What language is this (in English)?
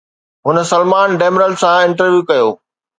Sindhi